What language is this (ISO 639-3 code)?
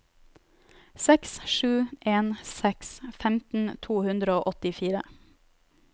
nor